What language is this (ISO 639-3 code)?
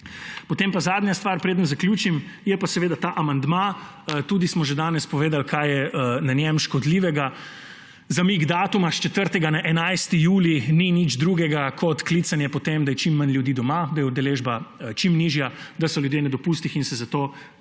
slv